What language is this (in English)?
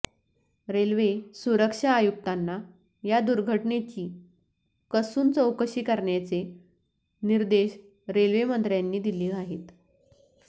Marathi